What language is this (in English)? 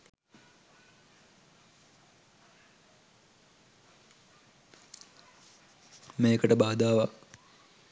Sinhala